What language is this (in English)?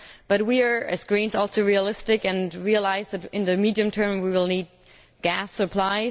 English